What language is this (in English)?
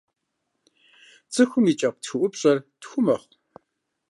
Kabardian